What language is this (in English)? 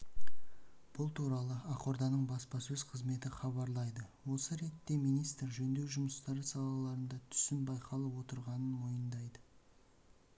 Kazakh